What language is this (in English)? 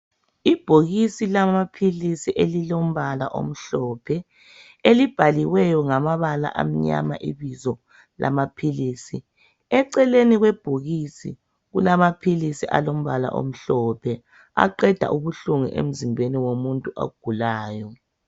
North Ndebele